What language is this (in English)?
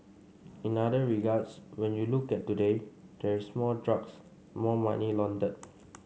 English